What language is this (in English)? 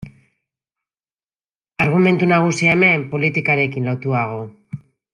Basque